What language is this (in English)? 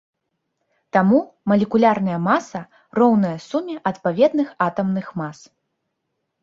Belarusian